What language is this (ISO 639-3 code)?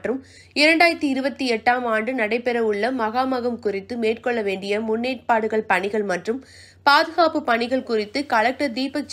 tam